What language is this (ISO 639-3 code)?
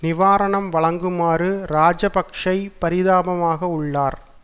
tam